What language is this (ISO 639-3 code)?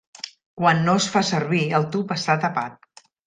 cat